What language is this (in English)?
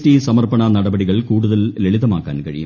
Malayalam